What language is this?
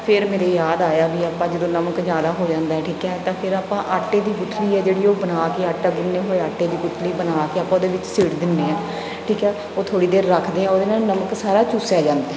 Punjabi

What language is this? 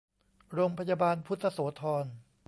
Thai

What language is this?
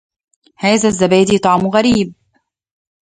Arabic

